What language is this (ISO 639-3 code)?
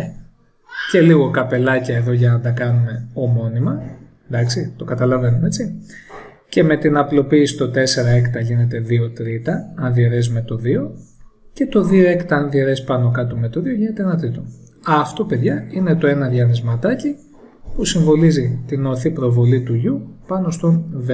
ell